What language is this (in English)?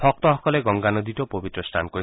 Assamese